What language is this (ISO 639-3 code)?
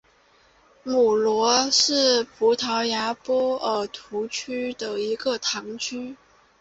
zho